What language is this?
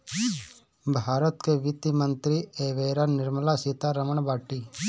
Bhojpuri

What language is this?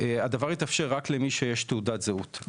Hebrew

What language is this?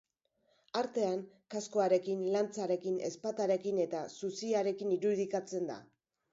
Basque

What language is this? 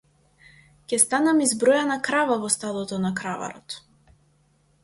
Macedonian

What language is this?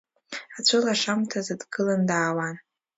Abkhazian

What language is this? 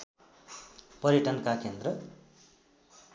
Nepali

